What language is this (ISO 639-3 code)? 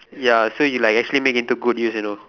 eng